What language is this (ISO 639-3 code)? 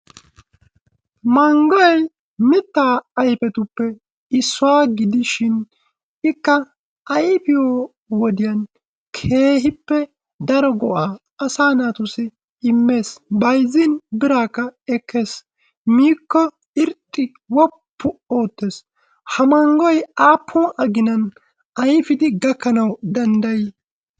wal